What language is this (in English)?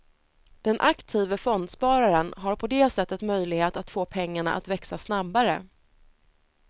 Swedish